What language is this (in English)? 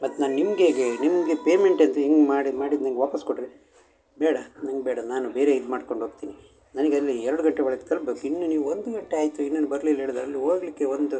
Kannada